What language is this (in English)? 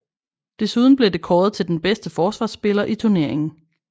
Danish